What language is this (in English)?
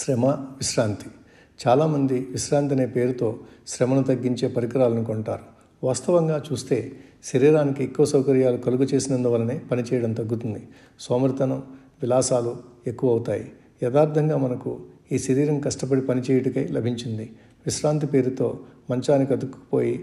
Telugu